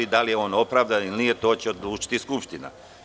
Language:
Serbian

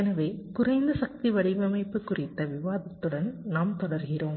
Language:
Tamil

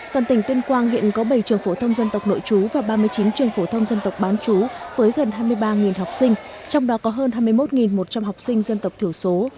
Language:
Vietnamese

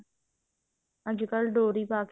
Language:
Punjabi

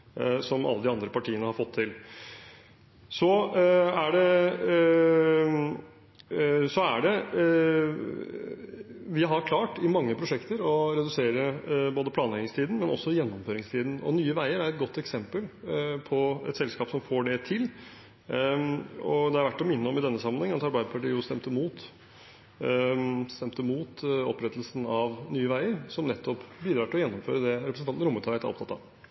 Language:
Norwegian Bokmål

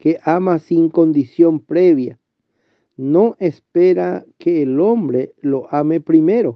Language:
Spanish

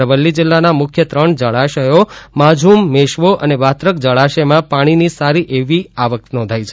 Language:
Gujarati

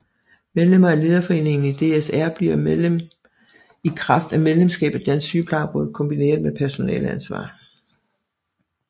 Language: Danish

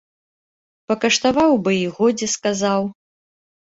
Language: Belarusian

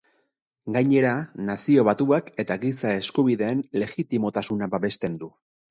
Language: Basque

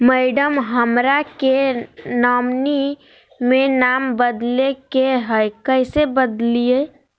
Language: Magahi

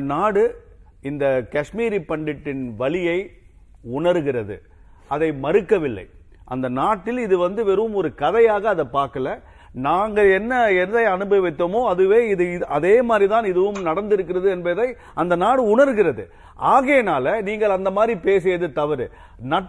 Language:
Tamil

